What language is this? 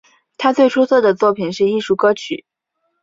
Chinese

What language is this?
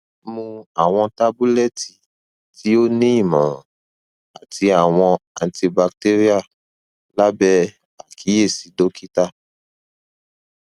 Yoruba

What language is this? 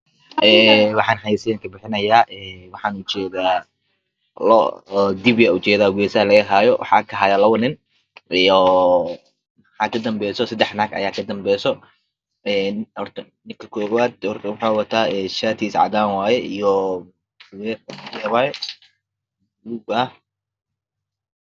Somali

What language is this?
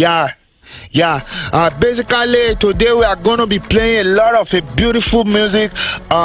English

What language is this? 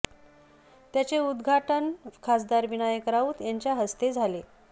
Marathi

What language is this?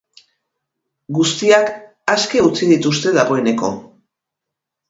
Basque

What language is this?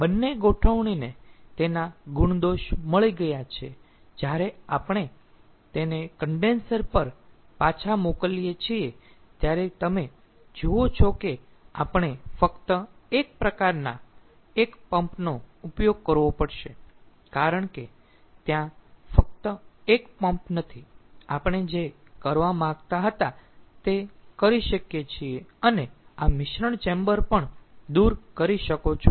Gujarati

